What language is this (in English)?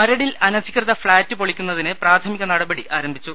Malayalam